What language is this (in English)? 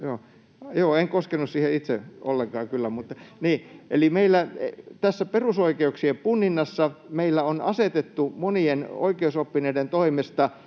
Finnish